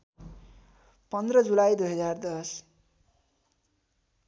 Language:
Nepali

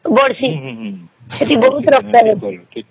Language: Odia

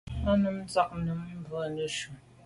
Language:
Medumba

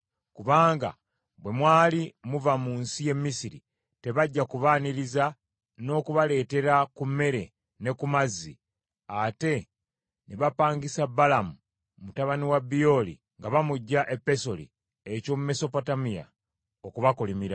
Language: Ganda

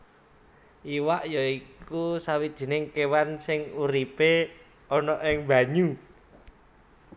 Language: Javanese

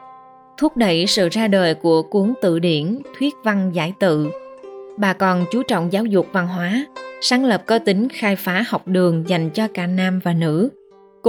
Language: Vietnamese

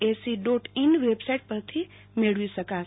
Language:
Gujarati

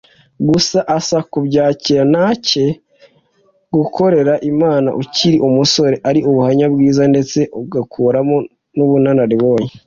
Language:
Kinyarwanda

